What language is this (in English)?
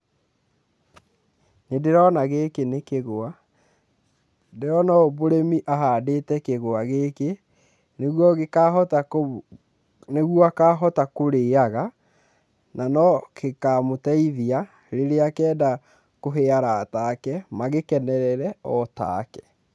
Kikuyu